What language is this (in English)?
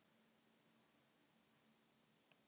Icelandic